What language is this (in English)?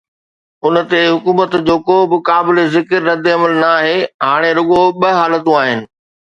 Sindhi